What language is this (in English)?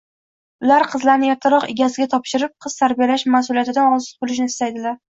Uzbek